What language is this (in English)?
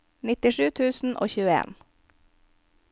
Norwegian